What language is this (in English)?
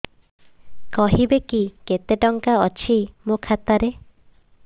Odia